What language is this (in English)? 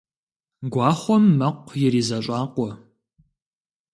Kabardian